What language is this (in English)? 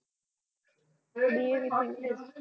Gujarati